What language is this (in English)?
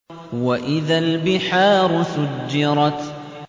Arabic